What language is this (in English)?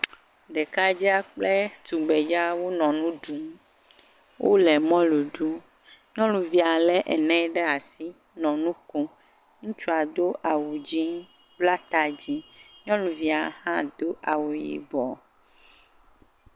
Ewe